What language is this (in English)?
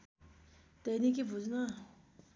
Nepali